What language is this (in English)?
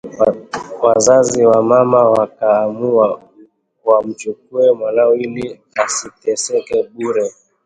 Swahili